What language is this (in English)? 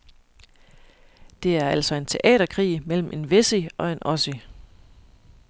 Danish